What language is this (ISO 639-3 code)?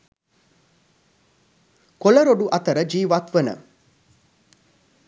sin